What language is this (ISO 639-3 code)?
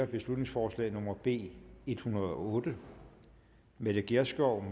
dan